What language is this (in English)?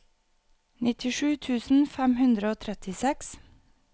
Norwegian